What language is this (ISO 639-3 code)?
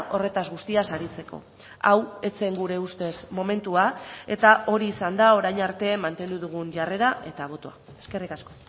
eus